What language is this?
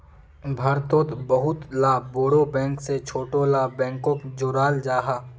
Magahi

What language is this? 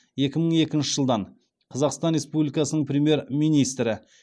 Kazakh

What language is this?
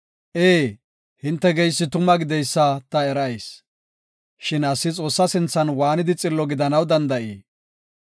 Gofa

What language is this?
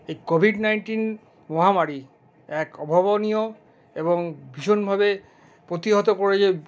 Bangla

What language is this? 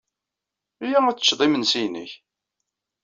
Kabyle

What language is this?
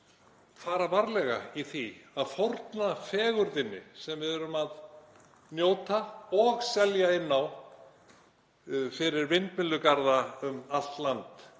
Icelandic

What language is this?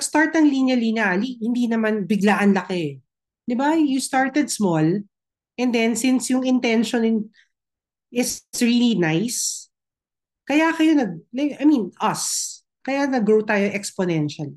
Filipino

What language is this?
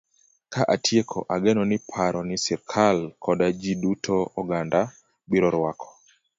Luo (Kenya and Tanzania)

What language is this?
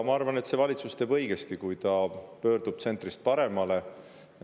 Estonian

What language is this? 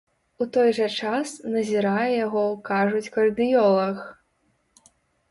Belarusian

